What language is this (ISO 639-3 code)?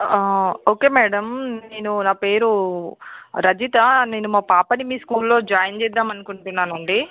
tel